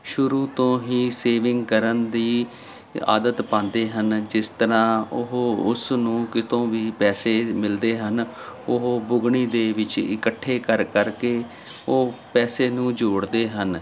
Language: Punjabi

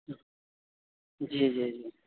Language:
Urdu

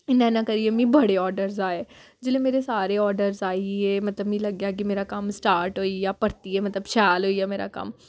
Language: Dogri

